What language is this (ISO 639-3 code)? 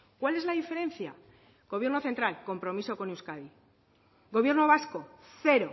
spa